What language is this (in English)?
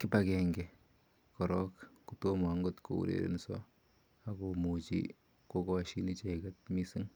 Kalenjin